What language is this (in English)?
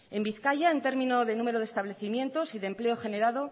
Spanish